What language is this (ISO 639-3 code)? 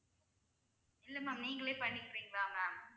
tam